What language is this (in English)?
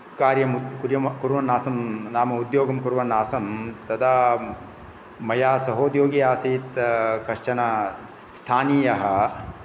Sanskrit